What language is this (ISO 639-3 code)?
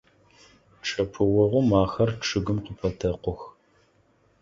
ady